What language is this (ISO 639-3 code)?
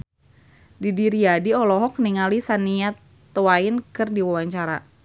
sun